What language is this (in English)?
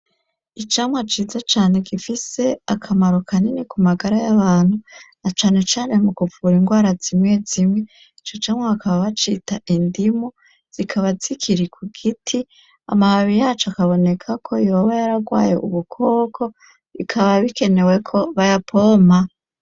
Rundi